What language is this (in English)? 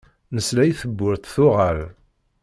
Kabyle